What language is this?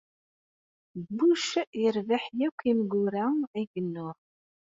Kabyle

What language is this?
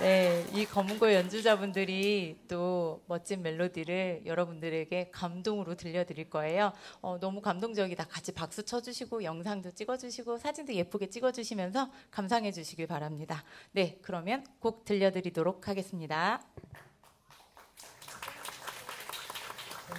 Korean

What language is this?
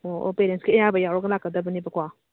Manipuri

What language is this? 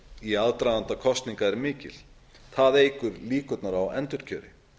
Icelandic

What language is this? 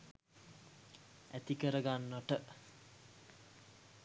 Sinhala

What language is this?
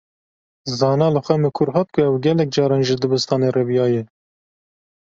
Kurdish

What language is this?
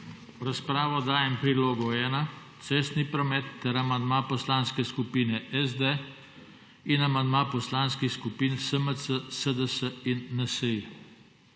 Slovenian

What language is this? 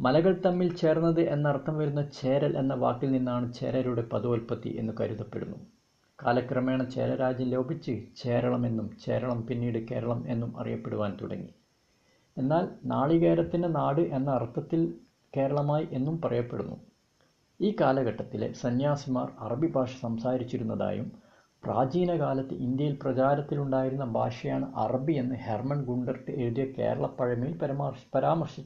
Malayalam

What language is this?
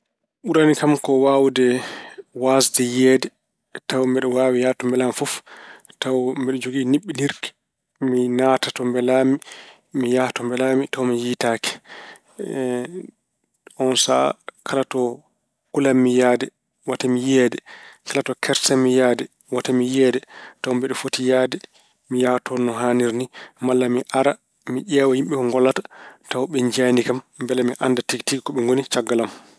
Fula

